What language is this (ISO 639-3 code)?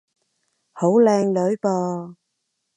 yue